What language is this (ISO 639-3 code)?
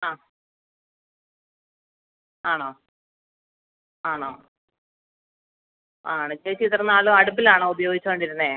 mal